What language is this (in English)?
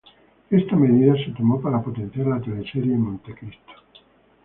Spanish